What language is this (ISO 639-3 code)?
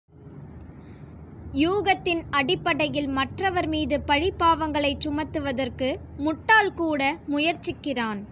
tam